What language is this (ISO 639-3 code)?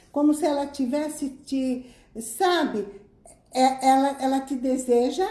por